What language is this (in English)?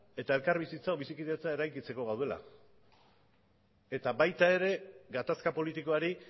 Basque